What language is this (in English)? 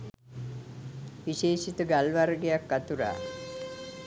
Sinhala